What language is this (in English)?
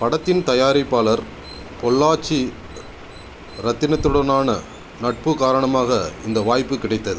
Tamil